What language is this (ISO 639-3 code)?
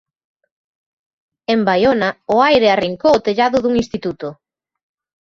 glg